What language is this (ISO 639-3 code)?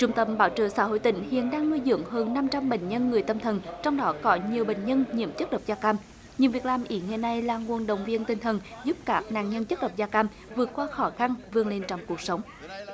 vie